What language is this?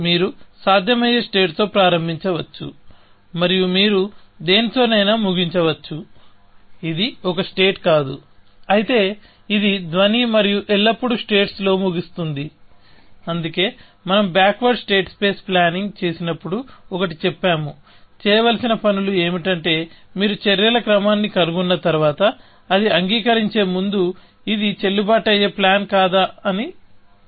Telugu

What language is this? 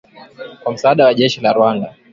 Swahili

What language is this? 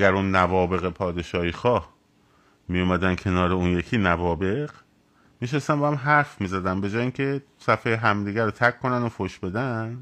Persian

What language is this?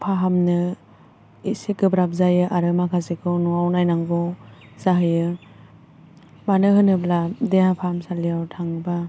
Bodo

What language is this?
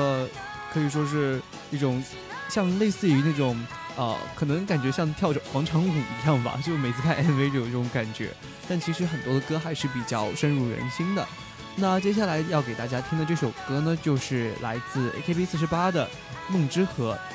Chinese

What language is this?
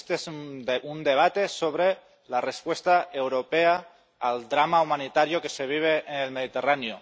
Spanish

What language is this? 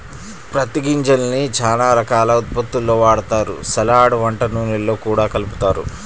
Telugu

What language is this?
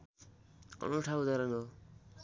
Nepali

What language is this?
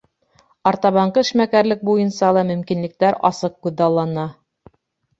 Bashkir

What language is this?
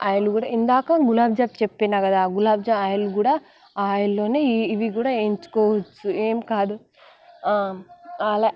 Telugu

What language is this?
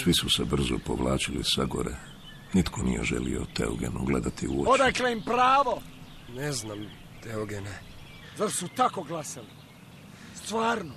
Croatian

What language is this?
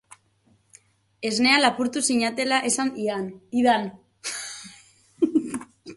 Basque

